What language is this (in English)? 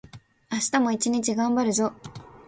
Japanese